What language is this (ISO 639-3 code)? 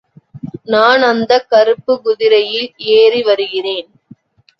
tam